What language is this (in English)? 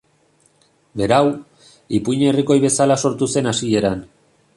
Basque